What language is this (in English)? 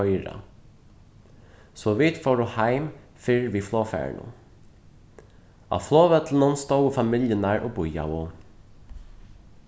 Faroese